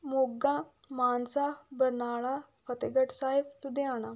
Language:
Punjabi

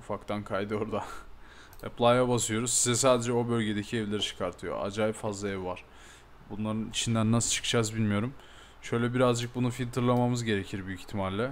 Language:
Turkish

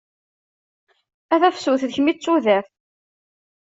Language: Kabyle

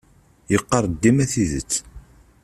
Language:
Kabyle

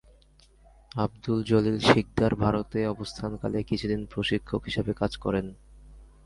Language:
Bangla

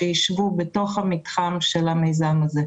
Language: Hebrew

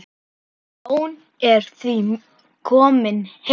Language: Icelandic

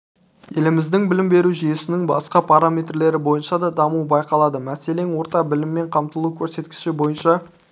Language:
Kazakh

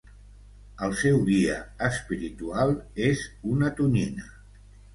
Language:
Catalan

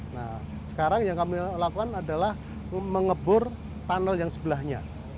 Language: Indonesian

